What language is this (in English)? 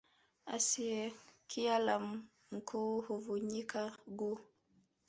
Swahili